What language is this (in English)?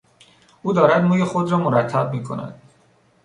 Persian